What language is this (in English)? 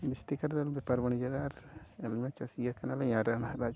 Santali